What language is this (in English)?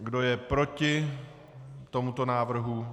Czech